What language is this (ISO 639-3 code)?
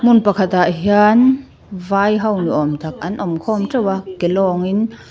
lus